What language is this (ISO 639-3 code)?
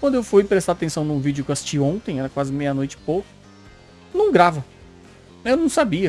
por